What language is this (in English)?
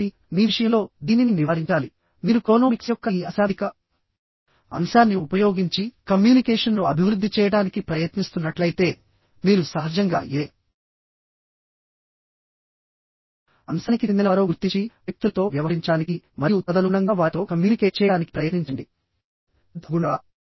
Telugu